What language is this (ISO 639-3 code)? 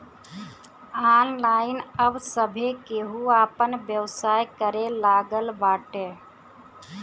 bho